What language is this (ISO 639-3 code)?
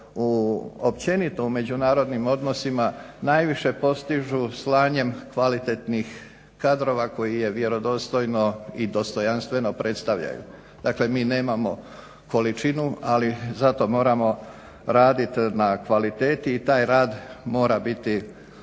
hrv